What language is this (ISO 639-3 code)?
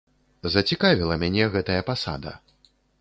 bel